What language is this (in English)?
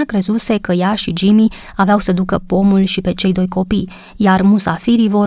Romanian